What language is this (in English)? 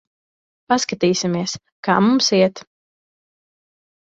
Latvian